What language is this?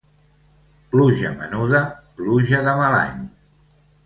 Catalan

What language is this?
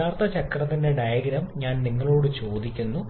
Malayalam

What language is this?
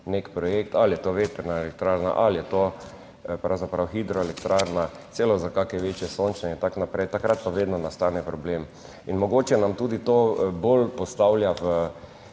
Slovenian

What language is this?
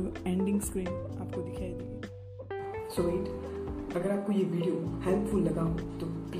Hindi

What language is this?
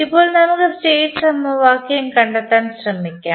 Malayalam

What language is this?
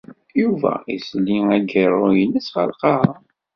Kabyle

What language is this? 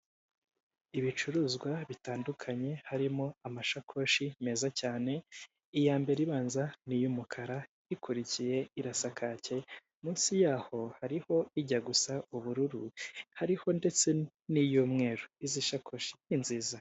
Kinyarwanda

